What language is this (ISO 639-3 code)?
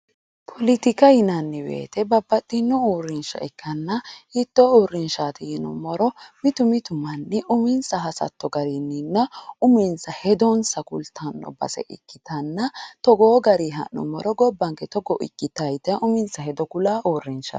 sid